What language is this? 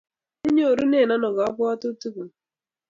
Kalenjin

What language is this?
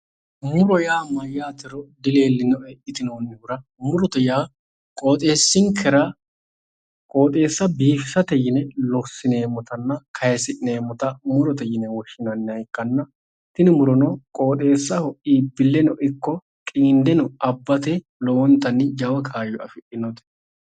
Sidamo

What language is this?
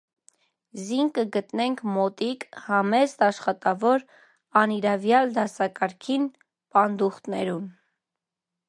Armenian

